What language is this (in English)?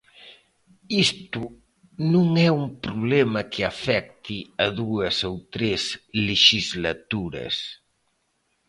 Galician